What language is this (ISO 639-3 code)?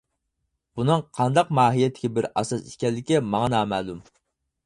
uig